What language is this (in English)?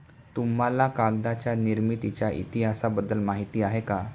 Marathi